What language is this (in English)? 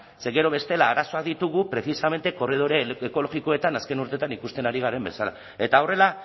Basque